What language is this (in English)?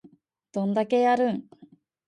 Japanese